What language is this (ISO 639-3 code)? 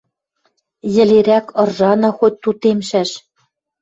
mrj